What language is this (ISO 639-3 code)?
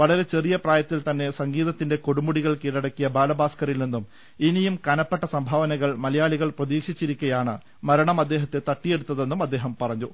mal